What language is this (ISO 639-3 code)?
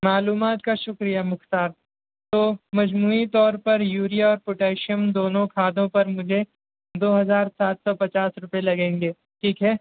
urd